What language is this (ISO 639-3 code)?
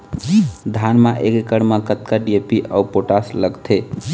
hne